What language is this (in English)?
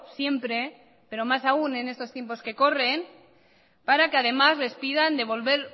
Spanish